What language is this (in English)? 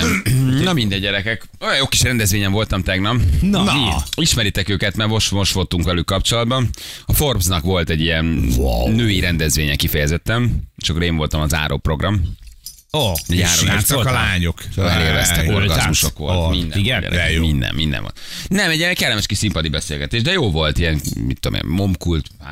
Hungarian